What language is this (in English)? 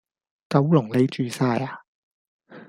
Cantonese